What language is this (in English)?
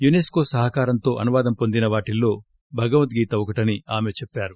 Telugu